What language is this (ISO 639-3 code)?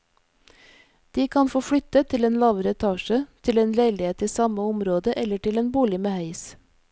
nor